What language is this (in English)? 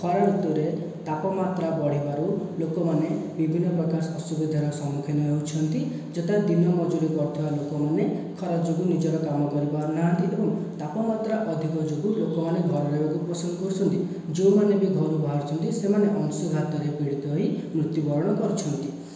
Odia